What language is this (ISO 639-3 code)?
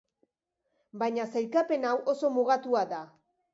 eus